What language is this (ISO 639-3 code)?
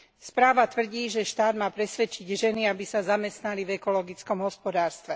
slk